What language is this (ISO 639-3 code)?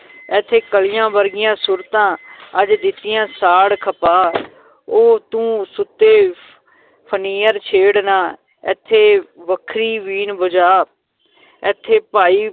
pan